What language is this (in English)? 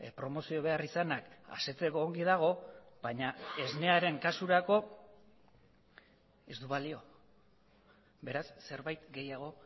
Basque